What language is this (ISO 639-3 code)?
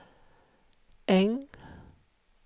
swe